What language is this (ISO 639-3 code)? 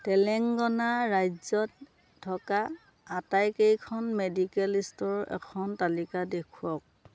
asm